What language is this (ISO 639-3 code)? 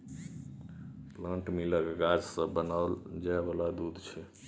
mai